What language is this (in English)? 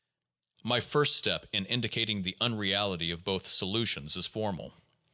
English